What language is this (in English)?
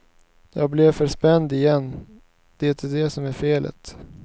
Swedish